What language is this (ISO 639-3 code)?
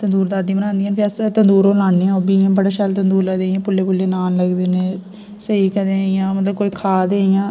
doi